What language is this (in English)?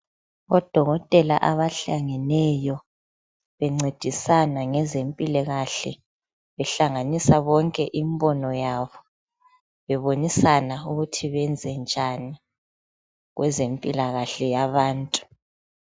North Ndebele